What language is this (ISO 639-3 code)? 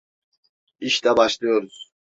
tur